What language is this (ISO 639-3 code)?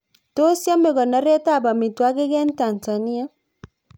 kln